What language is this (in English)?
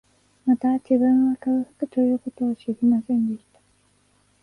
Japanese